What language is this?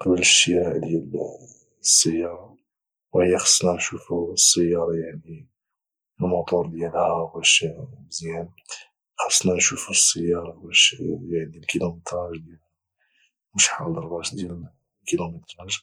Moroccan Arabic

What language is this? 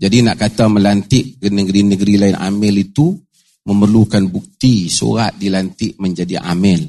Malay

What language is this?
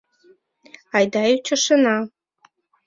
Mari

